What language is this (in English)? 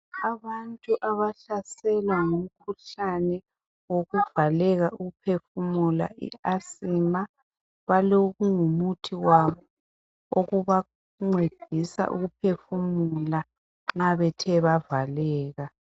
North Ndebele